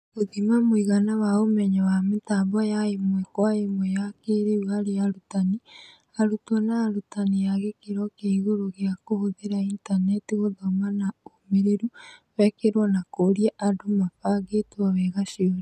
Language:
Kikuyu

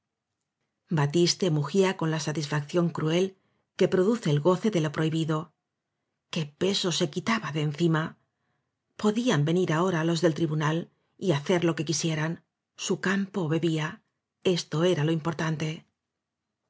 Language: Spanish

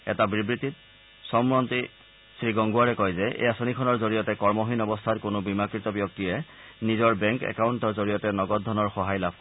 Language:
Assamese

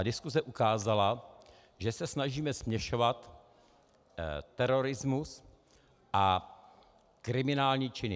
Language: Czech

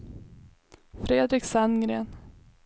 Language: Swedish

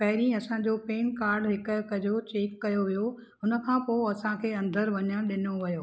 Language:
Sindhi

